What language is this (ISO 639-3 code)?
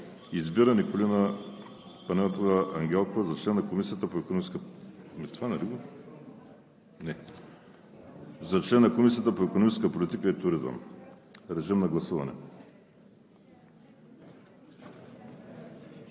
bul